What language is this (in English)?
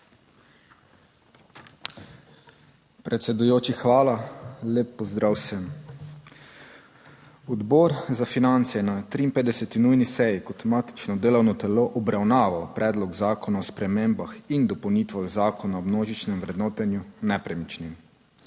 Slovenian